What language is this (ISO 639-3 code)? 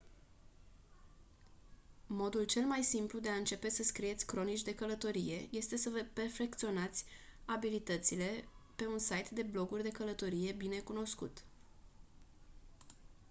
ron